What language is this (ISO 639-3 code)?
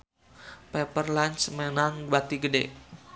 sun